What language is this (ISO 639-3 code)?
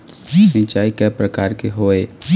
hne